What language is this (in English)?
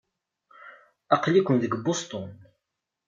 Kabyle